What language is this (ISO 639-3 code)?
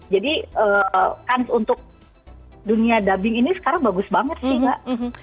ind